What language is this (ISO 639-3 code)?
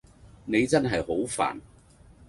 yue